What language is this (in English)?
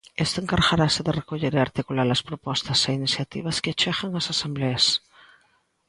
Galician